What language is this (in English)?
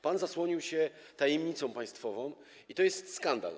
Polish